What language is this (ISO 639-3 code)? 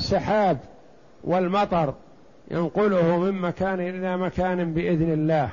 ara